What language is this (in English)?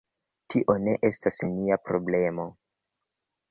Esperanto